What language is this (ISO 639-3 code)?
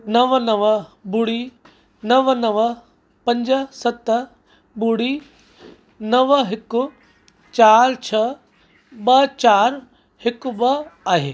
snd